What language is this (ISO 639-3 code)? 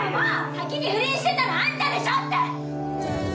jpn